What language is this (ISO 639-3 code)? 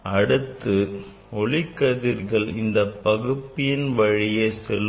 tam